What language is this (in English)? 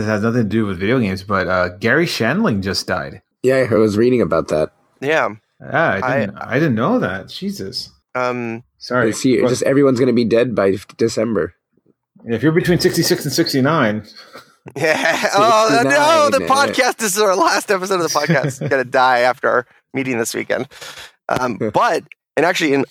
English